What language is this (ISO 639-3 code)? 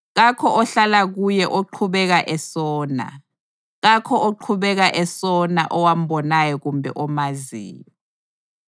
nde